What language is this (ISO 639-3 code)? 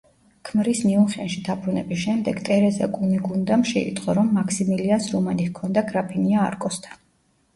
kat